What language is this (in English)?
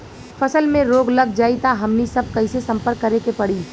Bhojpuri